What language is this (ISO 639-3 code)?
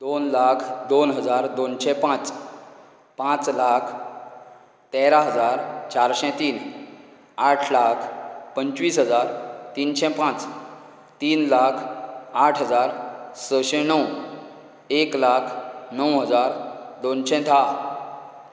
kok